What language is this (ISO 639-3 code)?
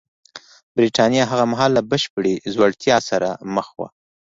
pus